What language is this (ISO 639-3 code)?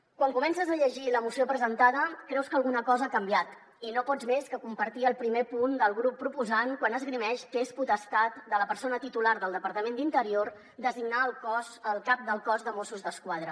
cat